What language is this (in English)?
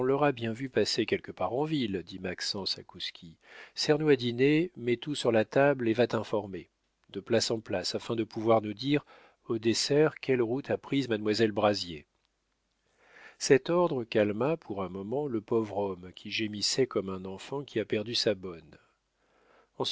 French